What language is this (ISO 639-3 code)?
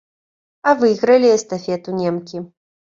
bel